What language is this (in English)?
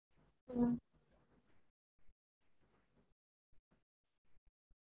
Tamil